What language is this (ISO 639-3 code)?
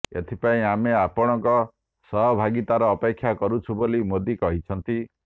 ori